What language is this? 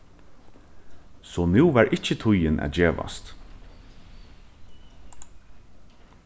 Faroese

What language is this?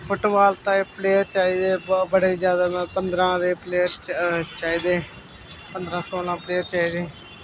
Dogri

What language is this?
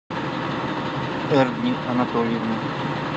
Russian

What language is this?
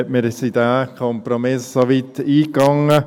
Swiss German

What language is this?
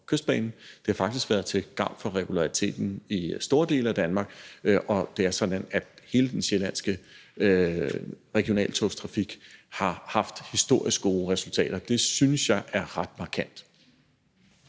Danish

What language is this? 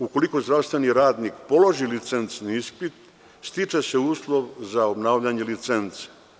Serbian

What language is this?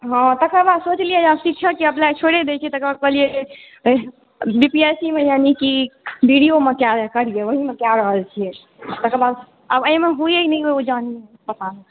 Maithili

